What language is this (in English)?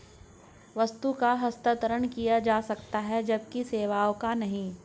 Hindi